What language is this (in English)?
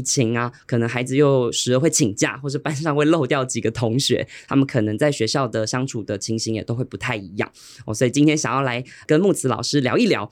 Chinese